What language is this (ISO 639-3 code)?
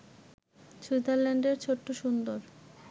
ben